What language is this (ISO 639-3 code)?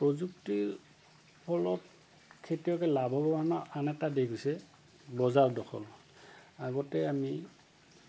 asm